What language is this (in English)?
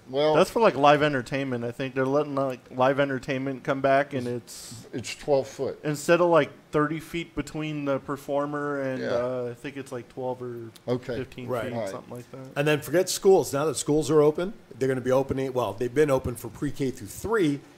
English